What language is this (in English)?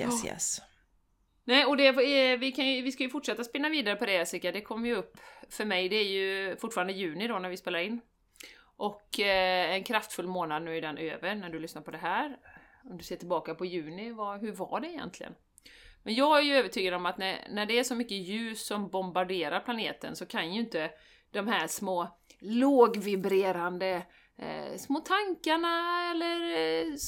Swedish